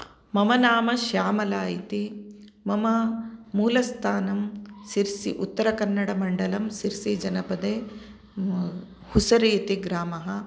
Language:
Sanskrit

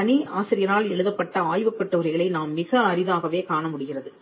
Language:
Tamil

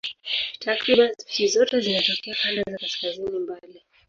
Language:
Swahili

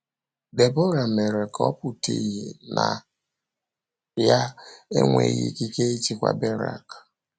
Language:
Igbo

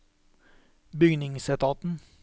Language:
Norwegian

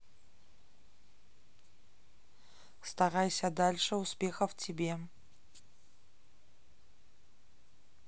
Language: Russian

